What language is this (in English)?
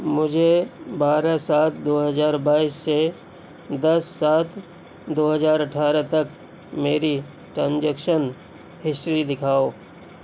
Urdu